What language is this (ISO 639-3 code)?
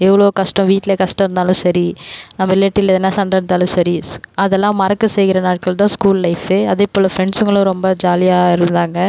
tam